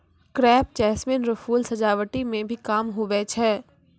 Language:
Maithili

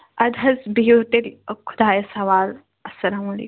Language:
Kashmiri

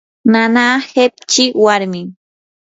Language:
Yanahuanca Pasco Quechua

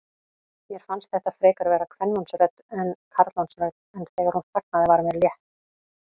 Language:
Icelandic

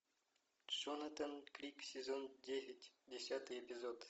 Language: Russian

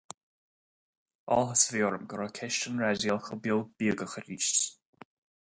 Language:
Irish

